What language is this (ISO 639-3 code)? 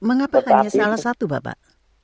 ind